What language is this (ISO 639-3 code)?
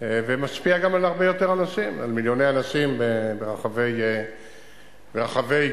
heb